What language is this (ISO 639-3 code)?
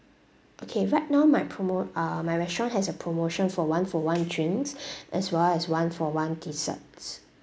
eng